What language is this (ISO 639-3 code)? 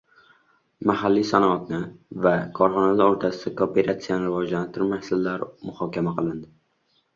uzb